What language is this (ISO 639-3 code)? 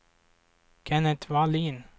swe